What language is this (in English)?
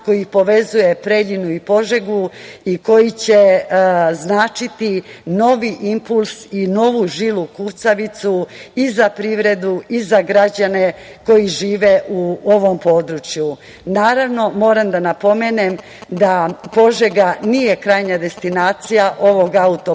Serbian